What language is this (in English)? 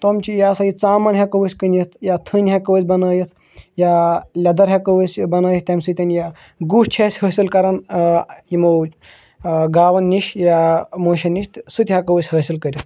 Kashmiri